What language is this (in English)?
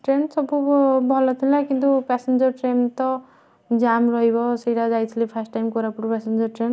Odia